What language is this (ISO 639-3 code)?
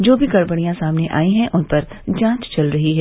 hin